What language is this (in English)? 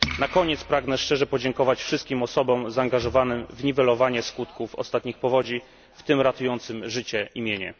Polish